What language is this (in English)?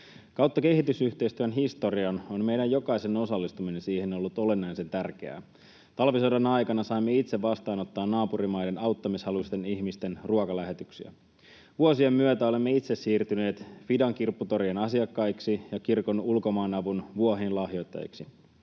Finnish